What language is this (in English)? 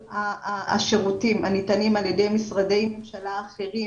Hebrew